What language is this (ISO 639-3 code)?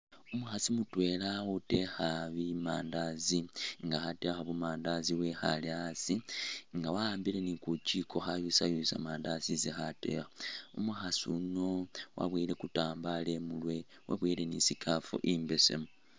myx